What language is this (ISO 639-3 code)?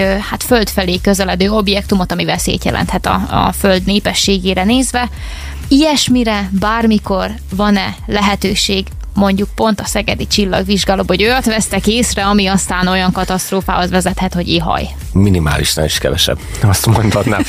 hun